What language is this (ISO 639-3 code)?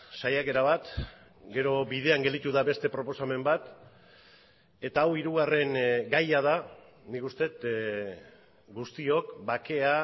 eus